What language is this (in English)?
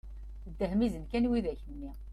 Kabyle